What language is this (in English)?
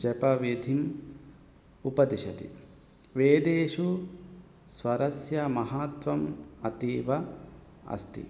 Sanskrit